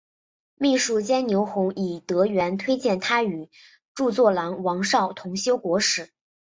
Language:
Chinese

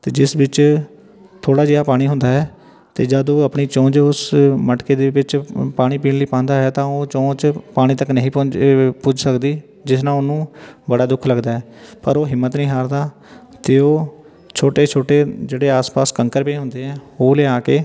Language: Punjabi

